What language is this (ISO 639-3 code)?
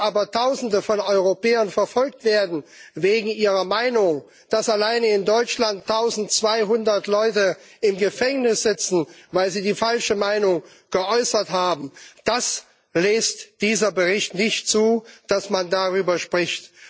deu